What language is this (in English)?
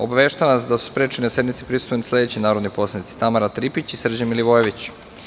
Serbian